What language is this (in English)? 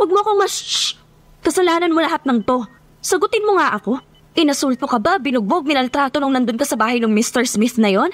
Filipino